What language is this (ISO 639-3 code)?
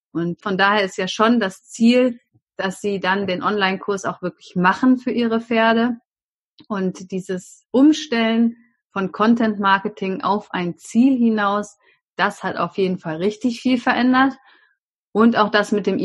deu